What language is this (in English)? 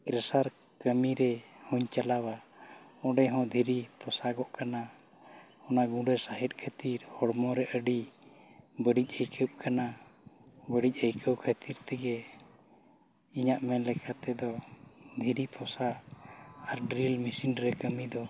Santali